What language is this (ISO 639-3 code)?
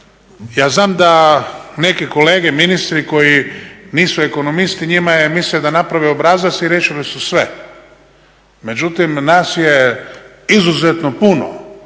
hrv